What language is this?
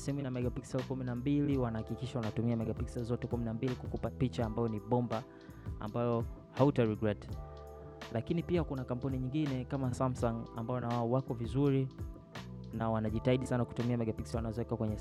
Swahili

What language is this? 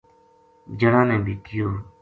Gujari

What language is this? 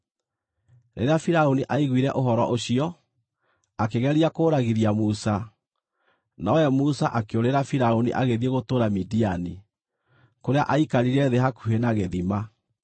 Kikuyu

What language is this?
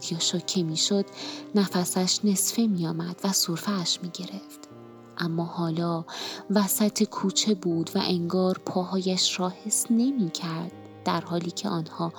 Persian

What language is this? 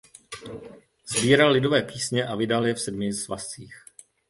Czech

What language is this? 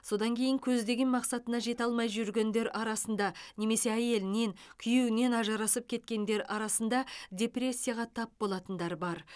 Kazakh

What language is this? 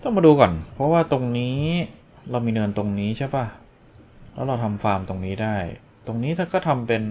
Thai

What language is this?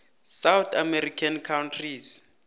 South Ndebele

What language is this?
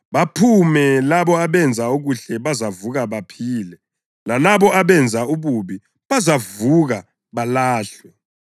North Ndebele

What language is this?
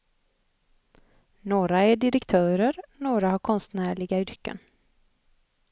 Swedish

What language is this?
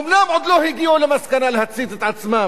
Hebrew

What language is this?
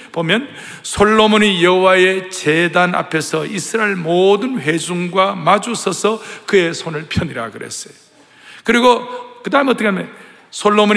Korean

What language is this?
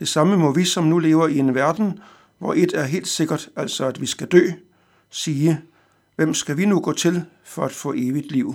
Danish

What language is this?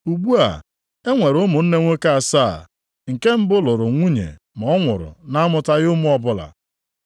Igbo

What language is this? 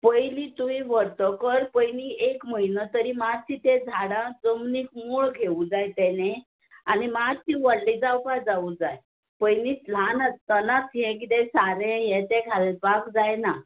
Konkani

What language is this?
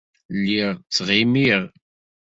Kabyle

